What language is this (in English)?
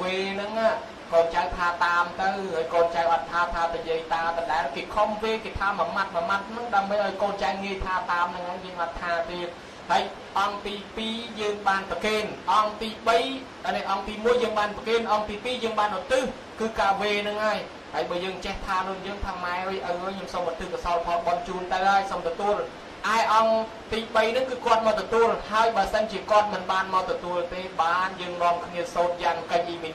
Thai